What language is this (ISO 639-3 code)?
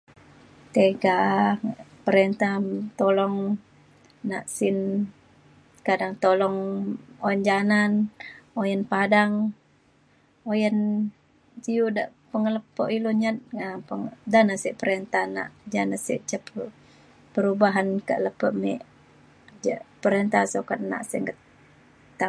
xkl